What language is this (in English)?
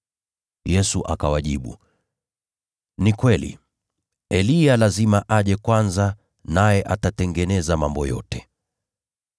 Swahili